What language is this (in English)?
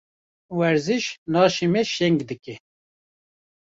Kurdish